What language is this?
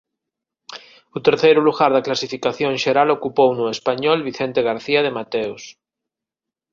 Galician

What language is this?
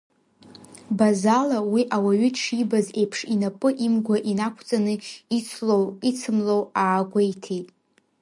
Abkhazian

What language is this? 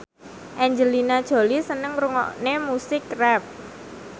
Javanese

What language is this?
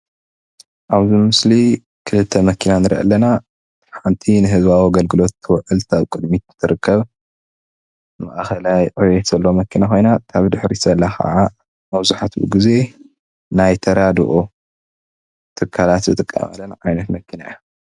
Tigrinya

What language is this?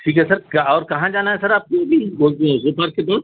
Urdu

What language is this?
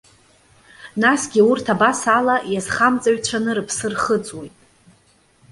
Abkhazian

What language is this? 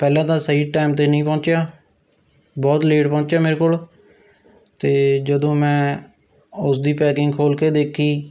Punjabi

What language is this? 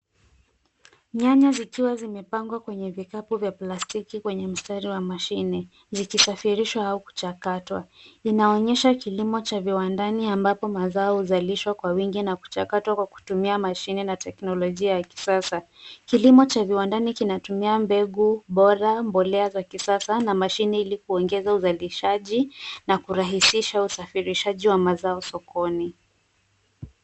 Swahili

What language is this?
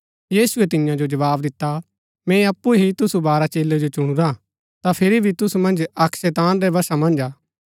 Gaddi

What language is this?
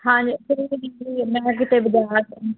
Punjabi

